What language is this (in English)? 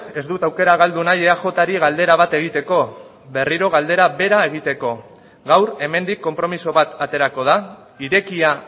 Basque